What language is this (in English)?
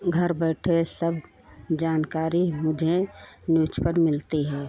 Hindi